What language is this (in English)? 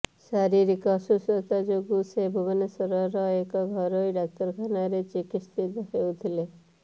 Odia